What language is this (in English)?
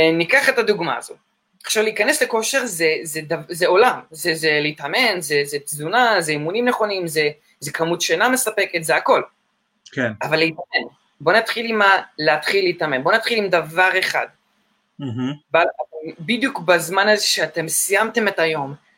Hebrew